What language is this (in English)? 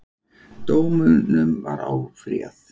Icelandic